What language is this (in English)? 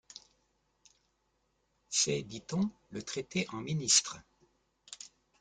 French